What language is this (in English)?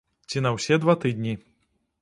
Belarusian